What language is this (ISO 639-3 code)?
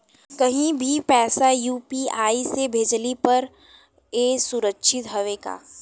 bho